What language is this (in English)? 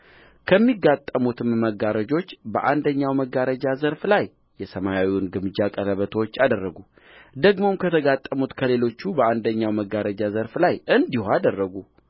Amharic